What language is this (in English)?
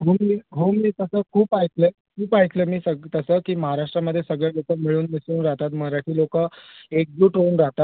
Marathi